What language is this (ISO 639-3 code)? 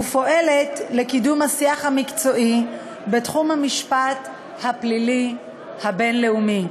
heb